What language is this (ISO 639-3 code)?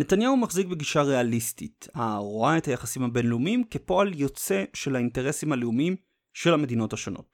heb